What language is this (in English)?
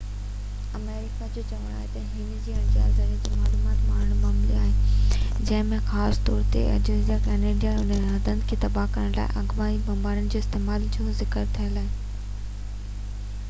Sindhi